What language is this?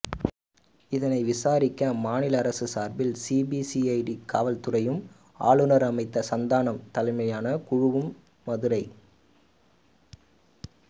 Tamil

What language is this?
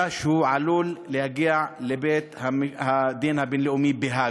Hebrew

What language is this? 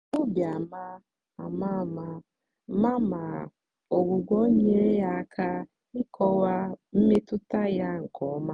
Igbo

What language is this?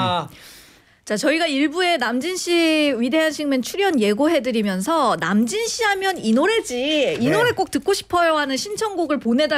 Korean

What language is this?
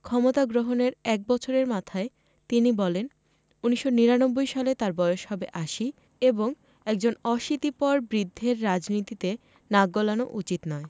Bangla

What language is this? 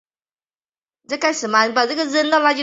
Chinese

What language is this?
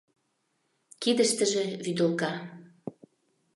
Mari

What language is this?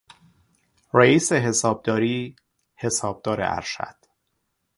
Persian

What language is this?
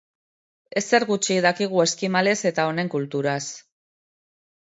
Basque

